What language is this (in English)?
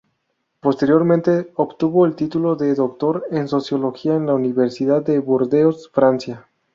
Spanish